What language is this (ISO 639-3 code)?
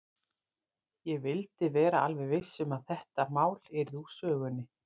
isl